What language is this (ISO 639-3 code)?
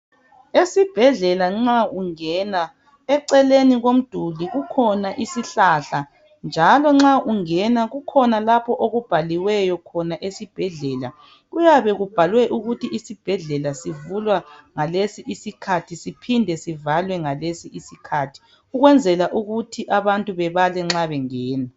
nde